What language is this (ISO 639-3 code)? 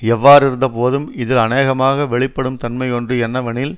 tam